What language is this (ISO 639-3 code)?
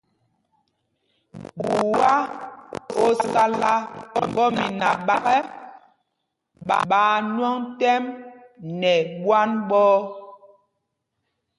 mgg